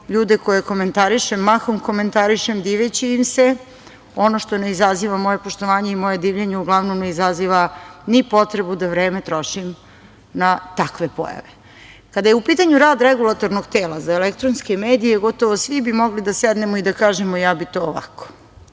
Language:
Serbian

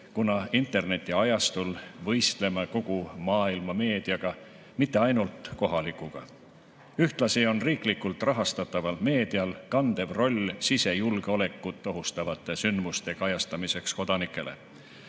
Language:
Estonian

